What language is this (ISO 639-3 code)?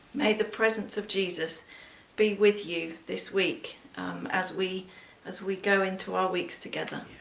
eng